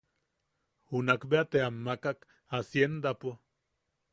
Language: Yaqui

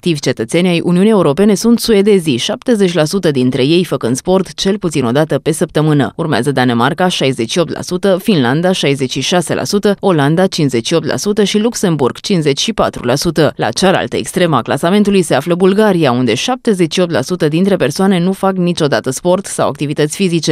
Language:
Romanian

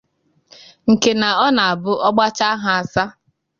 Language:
Igbo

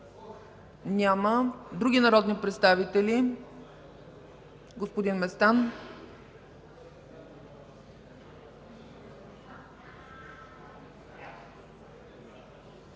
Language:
Bulgarian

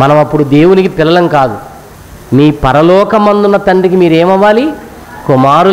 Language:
Hindi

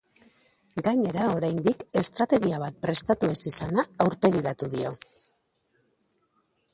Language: Basque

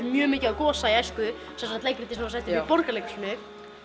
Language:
Icelandic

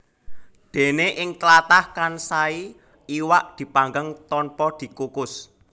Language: Javanese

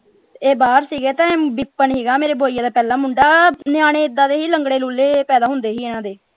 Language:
Punjabi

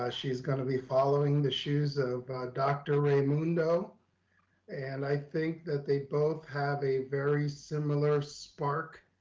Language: English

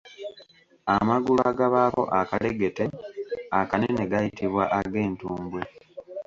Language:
Ganda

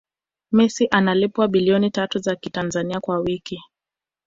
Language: Swahili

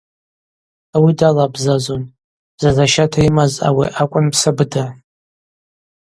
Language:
Abaza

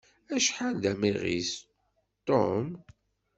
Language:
Kabyle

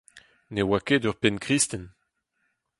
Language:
Breton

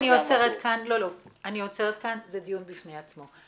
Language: Hebrew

